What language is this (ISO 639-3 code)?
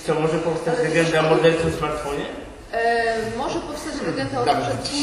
pol